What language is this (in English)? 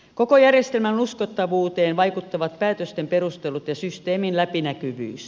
Finnish